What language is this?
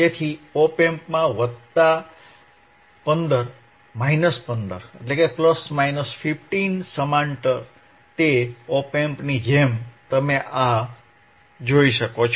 Gujarati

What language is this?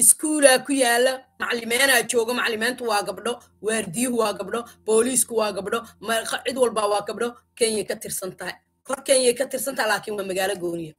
Arabic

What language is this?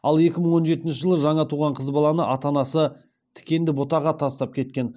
Kazakh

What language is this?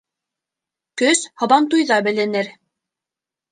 Bashkir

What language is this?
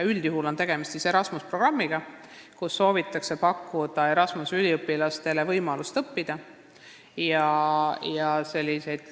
Estonian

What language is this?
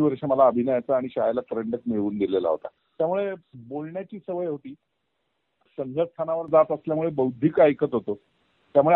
Marathi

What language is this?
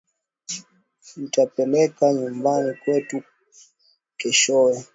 Swahili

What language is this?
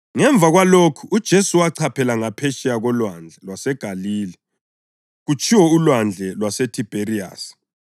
North Ndebele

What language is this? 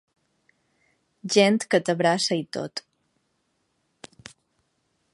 Catalan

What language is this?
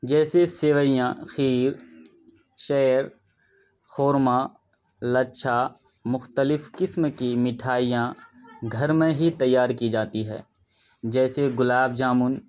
Urdu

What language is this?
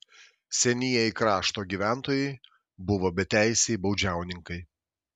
Lithuanian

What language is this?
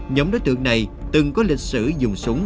Vietnamese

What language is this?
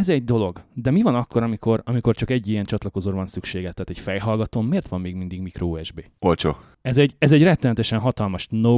Hungarian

